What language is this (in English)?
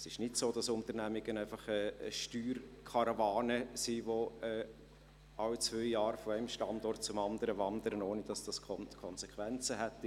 Swiss German